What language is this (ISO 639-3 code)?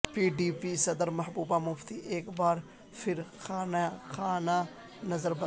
urd